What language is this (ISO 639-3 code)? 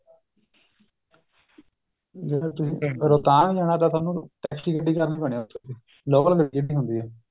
pan